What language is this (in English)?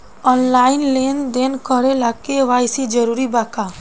Bhojpuri